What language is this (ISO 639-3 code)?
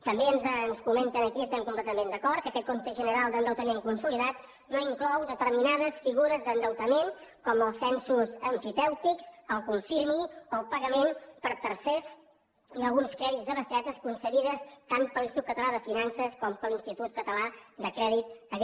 cat